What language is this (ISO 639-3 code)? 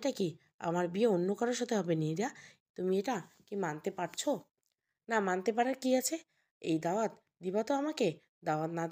ben